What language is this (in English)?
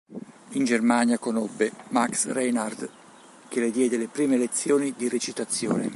Italian